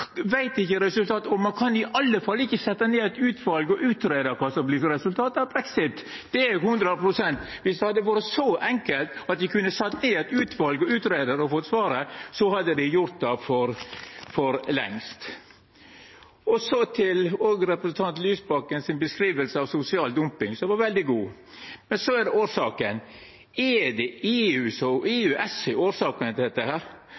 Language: Norwegian Nynorsk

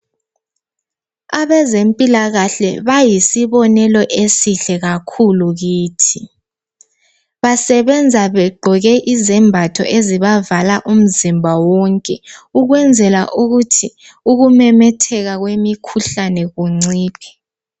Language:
North Ndebele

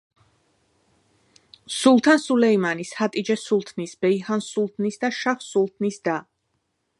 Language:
Georgian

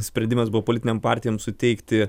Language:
Lithuanian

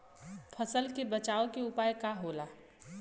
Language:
Bhojpuri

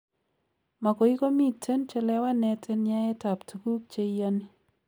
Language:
Kalenjin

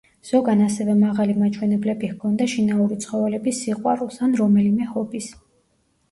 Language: Georgian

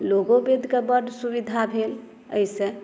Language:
Maithili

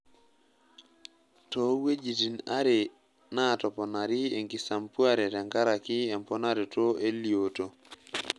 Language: Masai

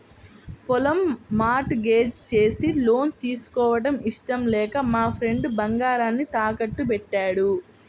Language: Telugu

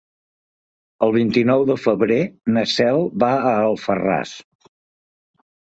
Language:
Catalan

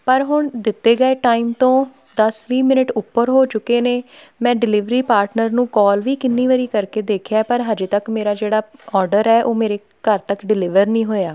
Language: Punjabi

